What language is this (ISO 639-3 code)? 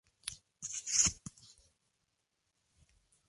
spa